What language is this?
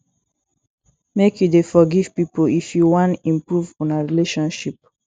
Nigerian Pidgin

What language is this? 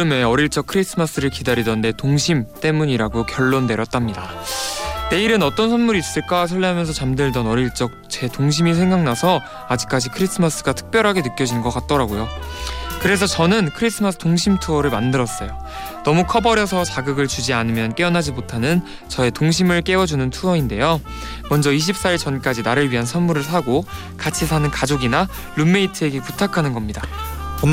Korean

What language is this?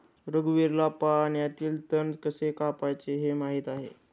Marathi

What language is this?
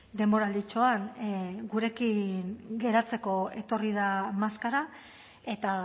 Basque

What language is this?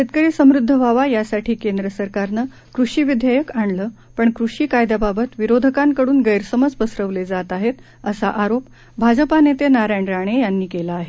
Marathi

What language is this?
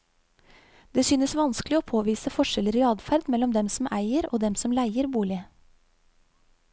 Norwegian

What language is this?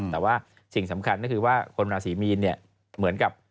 Thai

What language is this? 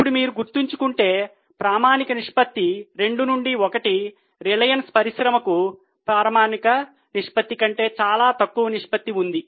Telugu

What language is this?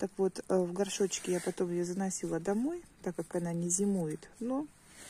Russian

